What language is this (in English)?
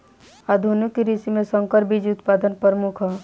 Bhojpuri